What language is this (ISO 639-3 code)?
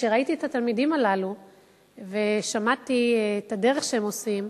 heb